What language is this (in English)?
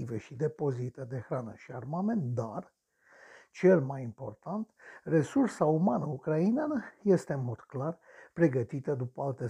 Romanian